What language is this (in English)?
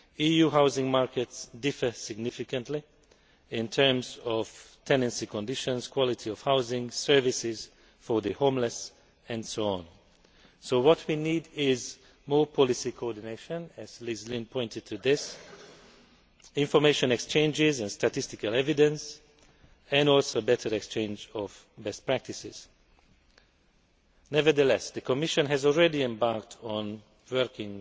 English